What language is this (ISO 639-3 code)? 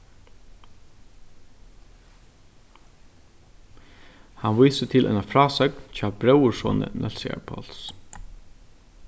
fao